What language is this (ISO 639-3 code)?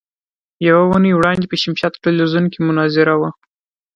pus